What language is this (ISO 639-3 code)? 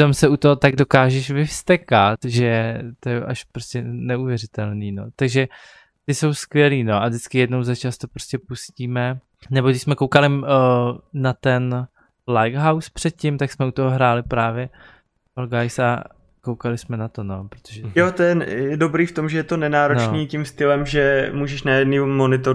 ces